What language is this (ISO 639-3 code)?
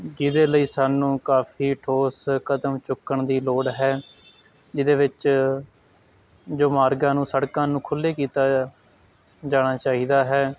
pan